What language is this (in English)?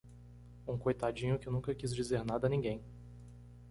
Portuguese